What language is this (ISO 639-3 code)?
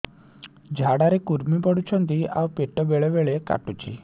ori